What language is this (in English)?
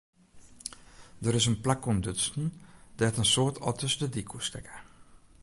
Western Frisian